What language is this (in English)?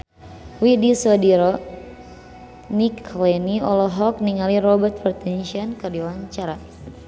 Sundanese